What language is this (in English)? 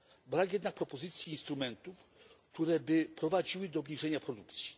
Polish